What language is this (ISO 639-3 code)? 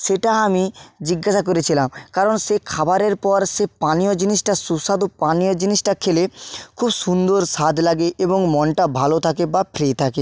ben